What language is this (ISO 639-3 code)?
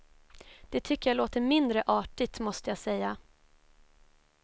swe